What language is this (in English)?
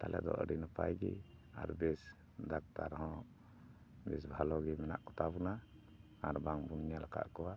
Santali